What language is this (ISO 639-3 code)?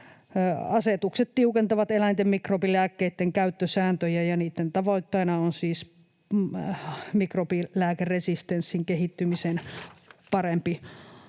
fin